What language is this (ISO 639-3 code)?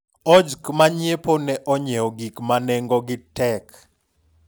luo